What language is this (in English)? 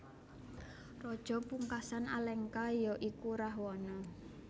Javanese